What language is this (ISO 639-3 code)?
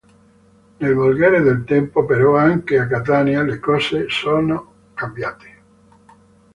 ita